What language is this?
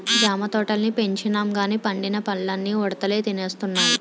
Telugu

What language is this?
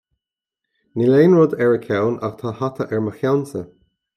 Irish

